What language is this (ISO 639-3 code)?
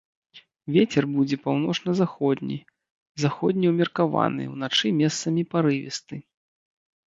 bel